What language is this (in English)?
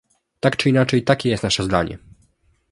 Polish